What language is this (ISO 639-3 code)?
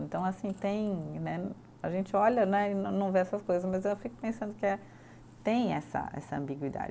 por